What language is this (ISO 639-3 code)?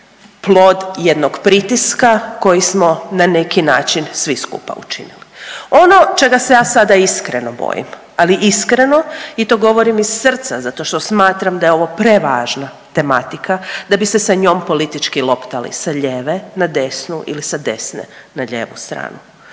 hrv